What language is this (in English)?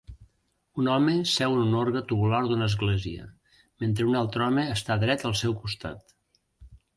Catalan